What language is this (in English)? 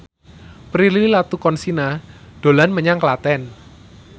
Javanese